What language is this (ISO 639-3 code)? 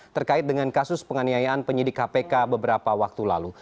ind